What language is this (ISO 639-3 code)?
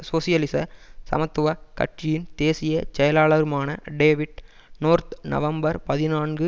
tam